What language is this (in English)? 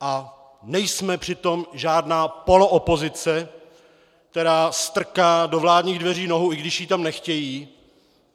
Czech